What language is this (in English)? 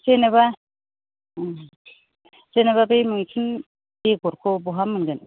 Bodo